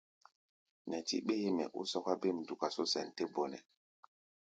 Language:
Gbaya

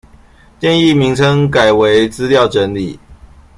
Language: Chinese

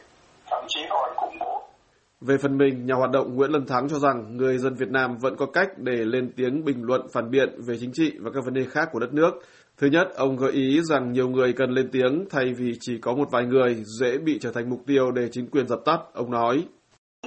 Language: Vietnamese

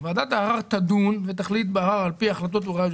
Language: Hebrew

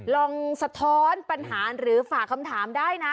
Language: Thai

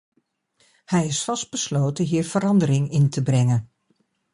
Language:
Dutch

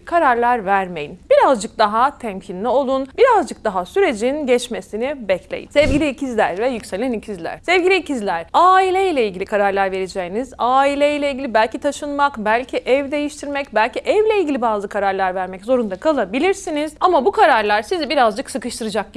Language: Turkish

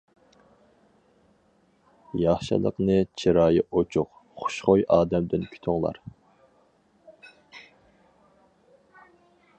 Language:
Uyghur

